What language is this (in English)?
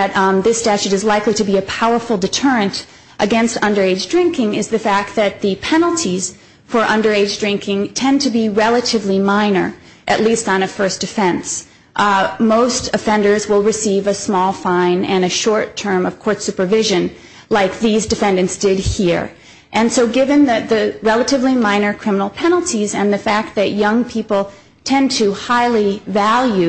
English